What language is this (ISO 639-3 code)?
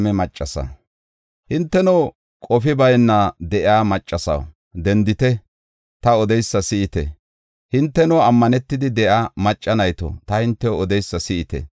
gof